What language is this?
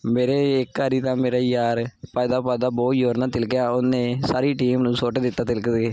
Punjabi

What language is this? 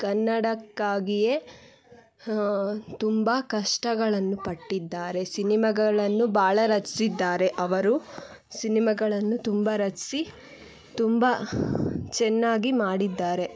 Kannada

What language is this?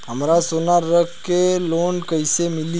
Bhojpuri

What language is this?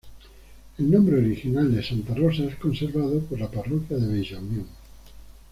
Spanish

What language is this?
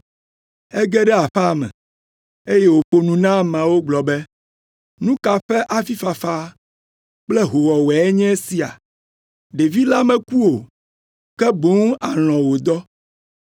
Ewe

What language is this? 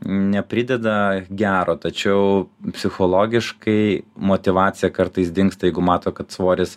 Lithuanian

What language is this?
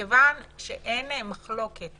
Hebrew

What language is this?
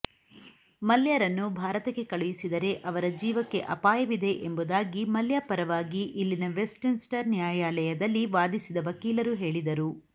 Kannada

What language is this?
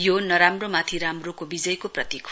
Nepali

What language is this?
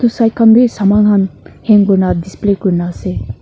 Naga Pidgin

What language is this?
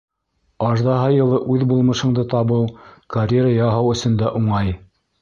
Bashkir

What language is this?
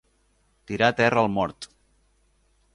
Catalan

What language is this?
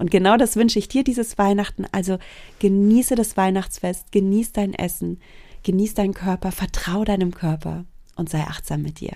German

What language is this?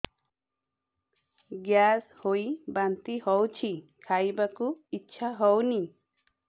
Odia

